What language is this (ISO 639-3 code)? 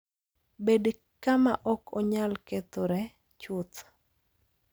luo